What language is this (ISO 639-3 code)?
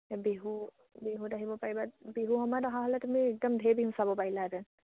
asm